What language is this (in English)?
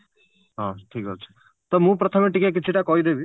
Odia